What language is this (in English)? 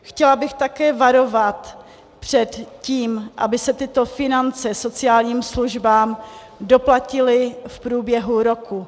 Czech